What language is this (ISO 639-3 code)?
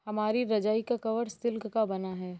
hin